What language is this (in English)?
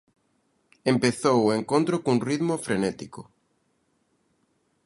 Galician